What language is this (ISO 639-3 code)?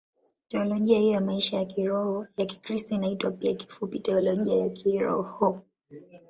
swa